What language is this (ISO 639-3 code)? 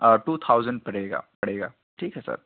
urd